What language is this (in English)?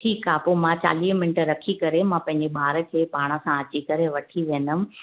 Sindhi